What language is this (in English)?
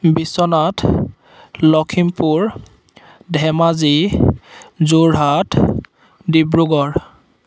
Assamese